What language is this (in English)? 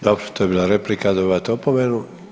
Croatian